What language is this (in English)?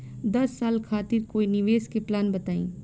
Bhojpuri